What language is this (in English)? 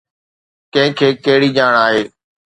Sindhi